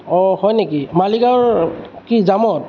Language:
Assamese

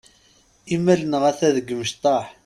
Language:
Kabyle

